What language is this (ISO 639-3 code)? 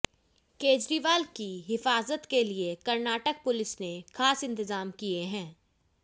hin